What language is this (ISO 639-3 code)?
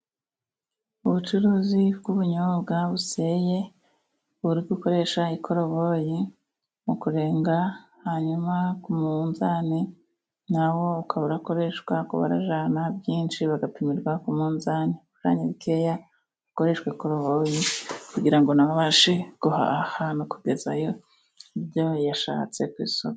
kin